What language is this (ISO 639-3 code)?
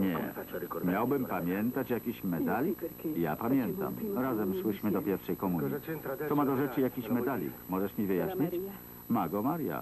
pol